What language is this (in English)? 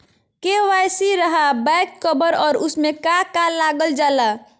Magahi